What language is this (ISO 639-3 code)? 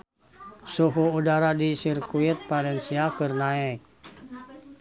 sun